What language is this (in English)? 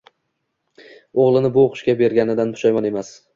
Uzbek